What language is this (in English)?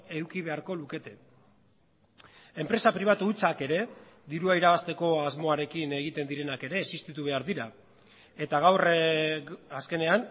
Basque